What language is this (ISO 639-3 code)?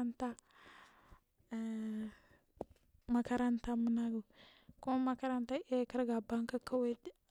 mfm